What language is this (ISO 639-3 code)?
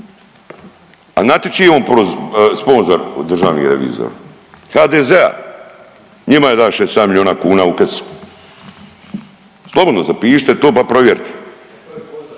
hrv